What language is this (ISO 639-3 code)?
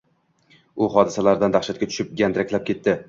uzb